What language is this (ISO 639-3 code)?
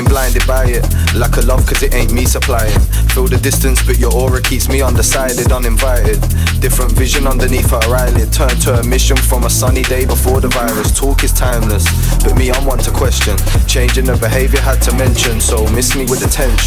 eng